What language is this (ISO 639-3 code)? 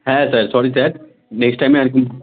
ben